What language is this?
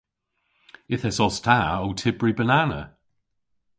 Cornish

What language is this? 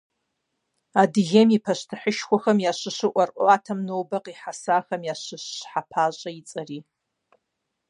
Kabardian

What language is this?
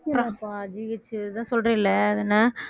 Tamil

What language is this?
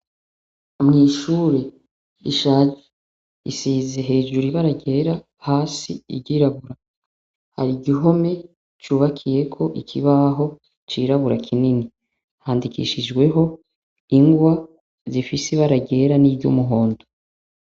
Rundi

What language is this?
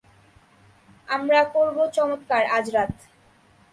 Bangla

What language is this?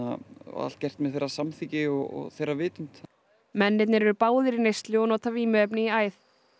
Icelandic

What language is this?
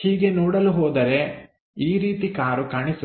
Kannada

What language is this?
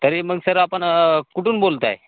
Marathi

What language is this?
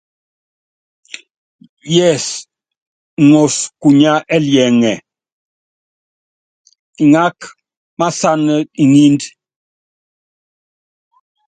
Yangben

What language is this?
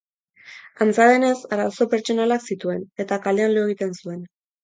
Basque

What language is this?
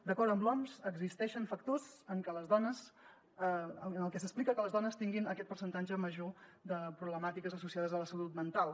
Catalan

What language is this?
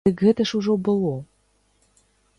Belarusian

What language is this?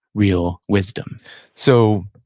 English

